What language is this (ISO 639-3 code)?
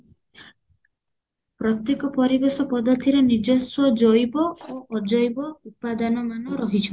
ori